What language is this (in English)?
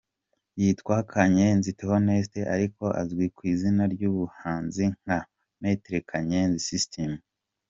Kinyarwanda